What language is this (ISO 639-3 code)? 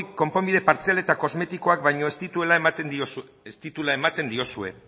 eus